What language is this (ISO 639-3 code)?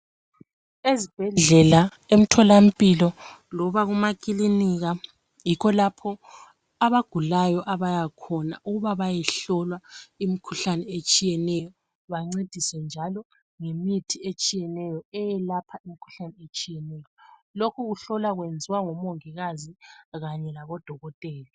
nde